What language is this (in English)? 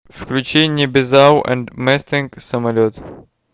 Russian